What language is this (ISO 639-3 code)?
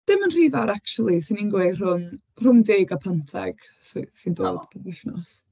cym